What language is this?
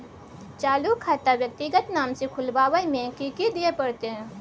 Maithili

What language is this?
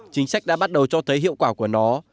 Vietnamese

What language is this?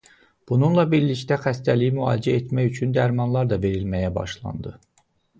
Azerbaijani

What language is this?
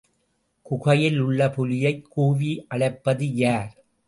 Tamil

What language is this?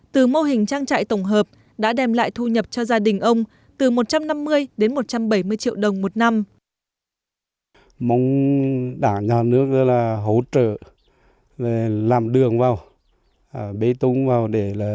Vietnamese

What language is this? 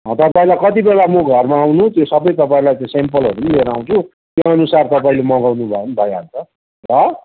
Nepali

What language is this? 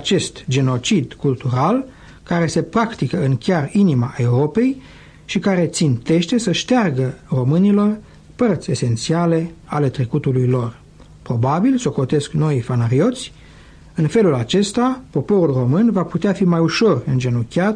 Romanian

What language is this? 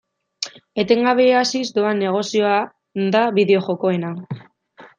Basque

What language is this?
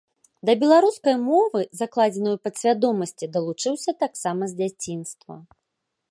Belarusian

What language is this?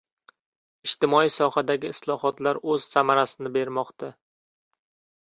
Uzbek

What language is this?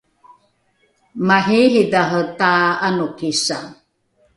Rukai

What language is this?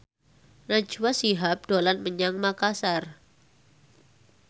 Javanese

